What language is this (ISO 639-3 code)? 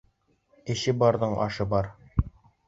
bak